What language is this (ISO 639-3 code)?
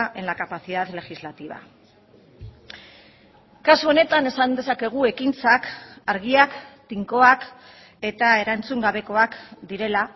eus